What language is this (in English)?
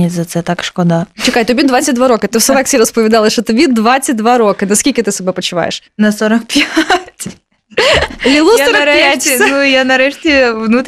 Ukrainian